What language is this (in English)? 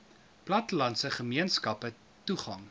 Afrikaans